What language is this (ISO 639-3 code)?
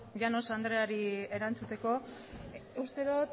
eus